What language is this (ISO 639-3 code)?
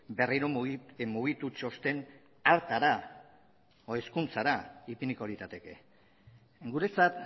eus